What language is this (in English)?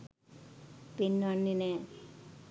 Sinhala